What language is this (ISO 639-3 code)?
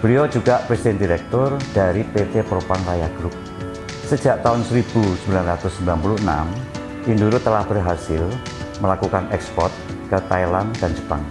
ind